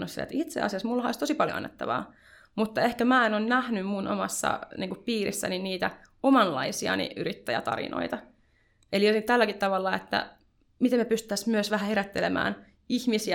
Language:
Finnish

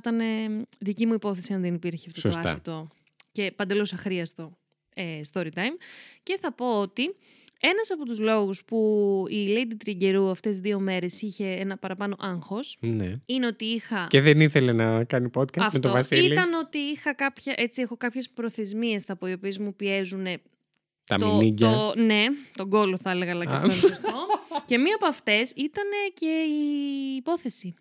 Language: Greek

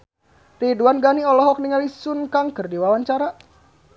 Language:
Sundanese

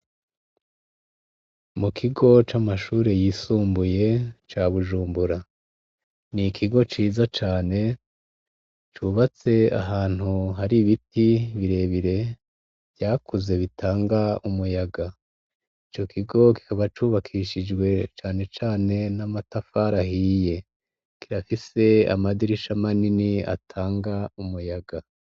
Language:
Rundi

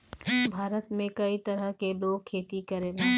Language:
Bhojpuri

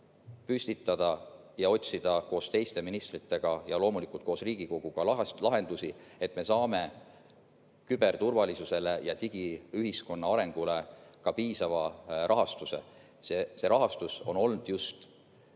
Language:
Estonian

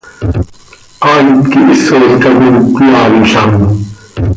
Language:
Seri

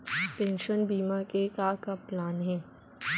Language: Chhattisgarhi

